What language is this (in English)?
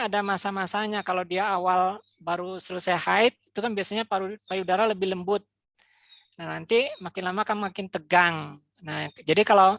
Indonesian